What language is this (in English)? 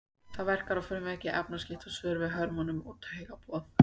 Icelandic